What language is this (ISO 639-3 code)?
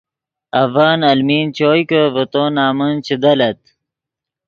ydg